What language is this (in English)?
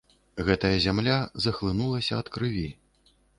Belarusian